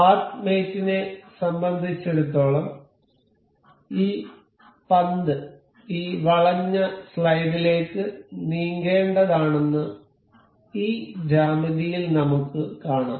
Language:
Malayalam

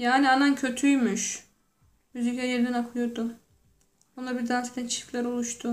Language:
Turkish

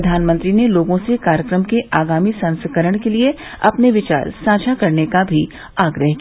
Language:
Hindi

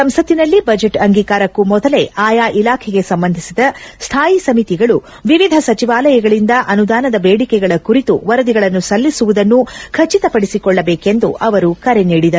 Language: Kannada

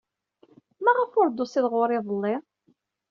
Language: Kabyle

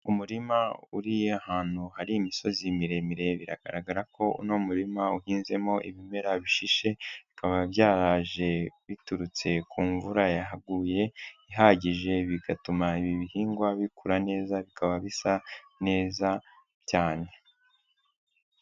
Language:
Kinyarwanda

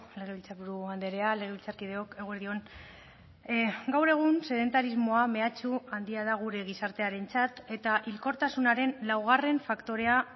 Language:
Basque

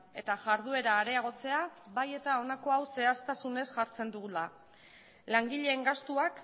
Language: Basque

